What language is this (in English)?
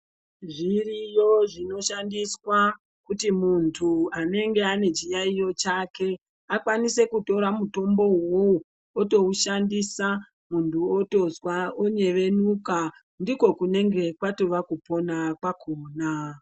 Ndau